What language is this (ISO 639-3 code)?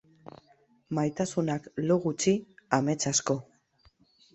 eus